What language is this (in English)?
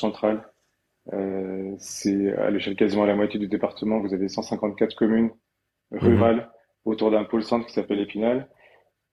French